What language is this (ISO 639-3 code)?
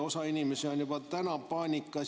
est